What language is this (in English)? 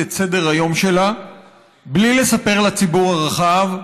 Hebrew